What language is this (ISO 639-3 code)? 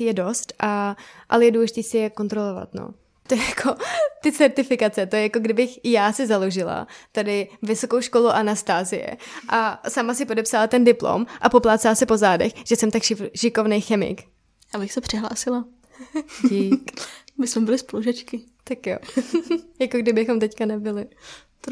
ces